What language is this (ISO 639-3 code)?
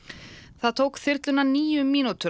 isl